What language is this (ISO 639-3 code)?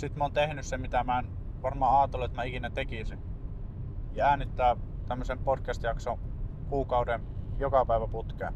fin